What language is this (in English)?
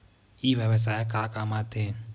Chhattisgarhi